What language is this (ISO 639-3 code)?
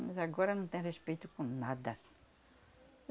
por